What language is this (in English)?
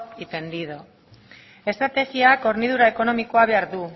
Basque